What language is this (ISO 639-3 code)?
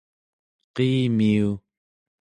esu